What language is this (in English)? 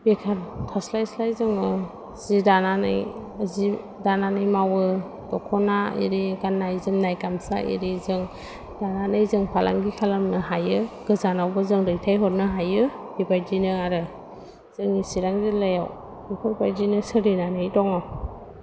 Bodo